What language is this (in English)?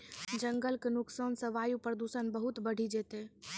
Maithili